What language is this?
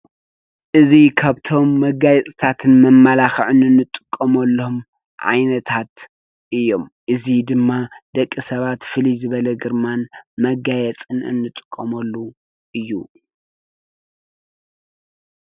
Tigrinya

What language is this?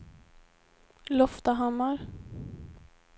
Swedish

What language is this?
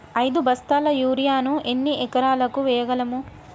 Telugu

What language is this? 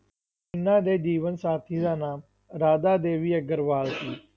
Punjabi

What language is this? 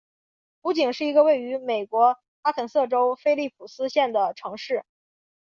Chinese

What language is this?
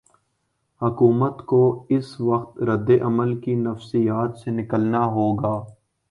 Urdu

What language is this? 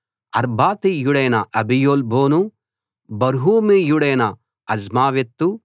Telugu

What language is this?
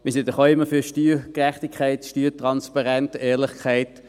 Swiss German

